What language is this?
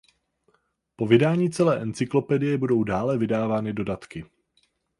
Czech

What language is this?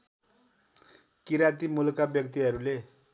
Nepali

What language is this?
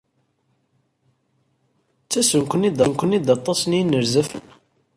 Kabyle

